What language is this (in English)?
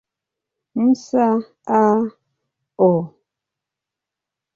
Swahili